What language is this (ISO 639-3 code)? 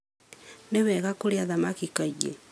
kik